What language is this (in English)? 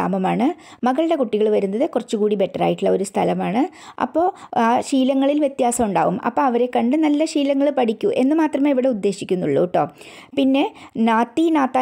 Malayalam